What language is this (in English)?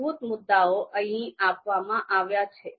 Gujarati